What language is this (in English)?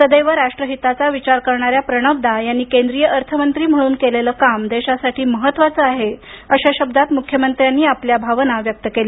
Marathi